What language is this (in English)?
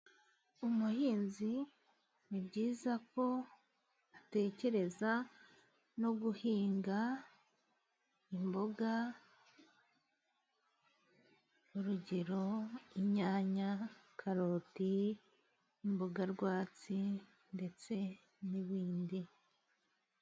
Kinyarwanda